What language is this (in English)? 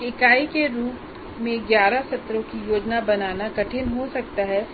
Hindi